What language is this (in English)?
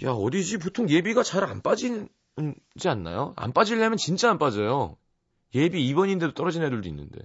Korean